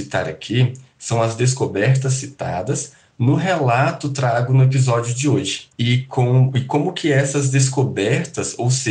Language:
Portuguese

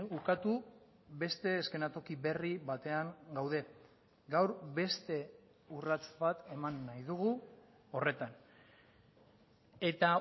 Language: Basque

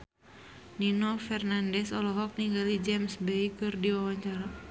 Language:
Sundanese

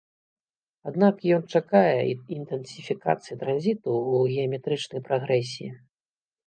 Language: Belarusian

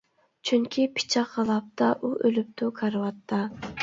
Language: Uyghur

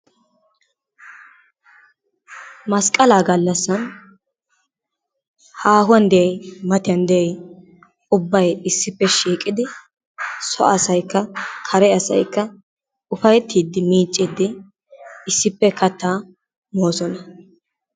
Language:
Wolaytta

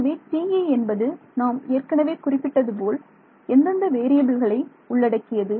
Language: Tamil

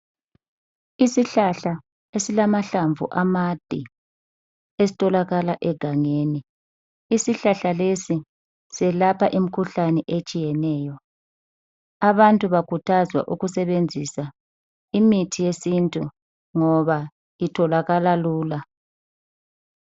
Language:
North Ndebele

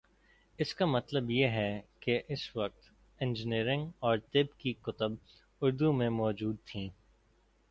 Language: Urdu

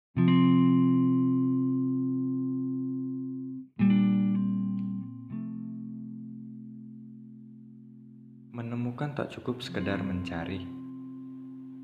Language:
Indonesian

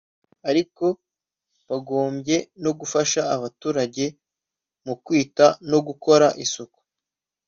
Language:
Kinyarwanda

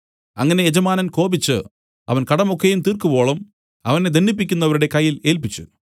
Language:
Malayalam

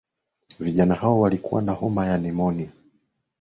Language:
Swahili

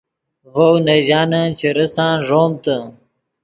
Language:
Yidgha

